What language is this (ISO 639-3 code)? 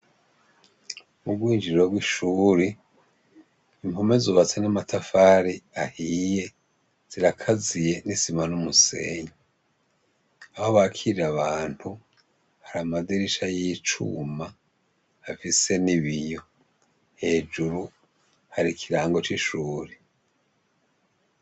run